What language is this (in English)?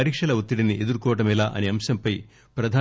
Telugu